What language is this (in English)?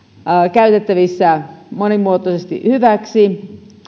Finnish